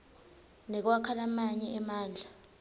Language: Swati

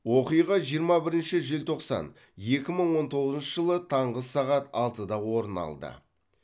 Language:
Kazakh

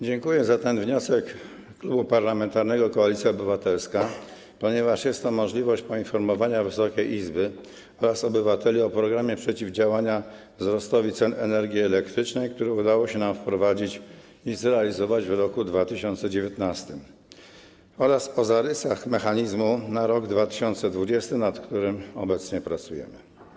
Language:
Polish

